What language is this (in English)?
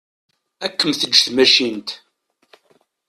Kabyle